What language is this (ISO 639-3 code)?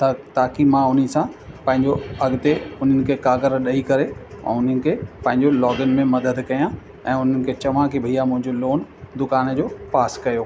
snd